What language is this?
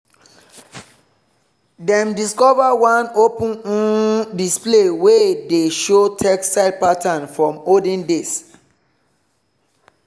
Nigerian Pidgin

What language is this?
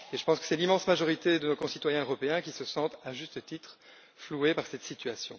French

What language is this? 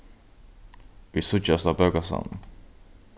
Faroese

